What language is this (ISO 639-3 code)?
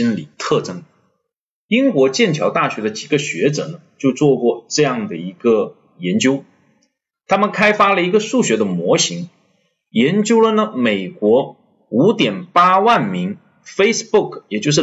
zho